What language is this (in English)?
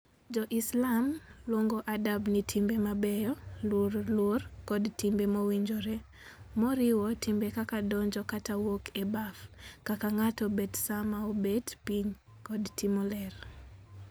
Luo (Kenya and Tanzania)